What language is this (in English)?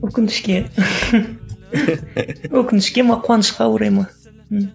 Kazakh